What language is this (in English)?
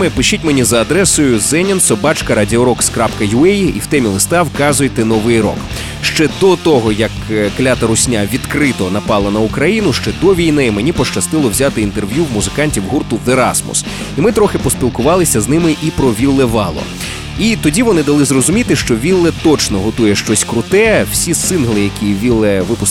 Ukrainian